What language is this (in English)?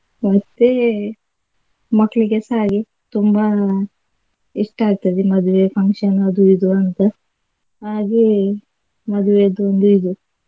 Kannada